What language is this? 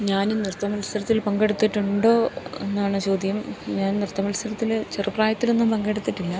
Malayalam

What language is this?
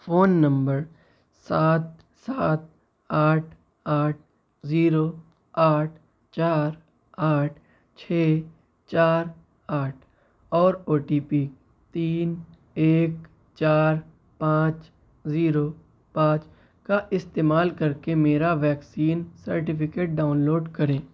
Urdu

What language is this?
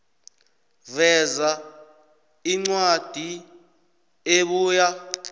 South Ndebele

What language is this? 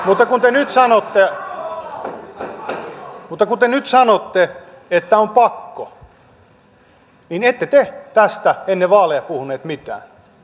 Finnish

